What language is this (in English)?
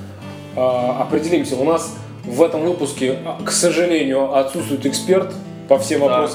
Russian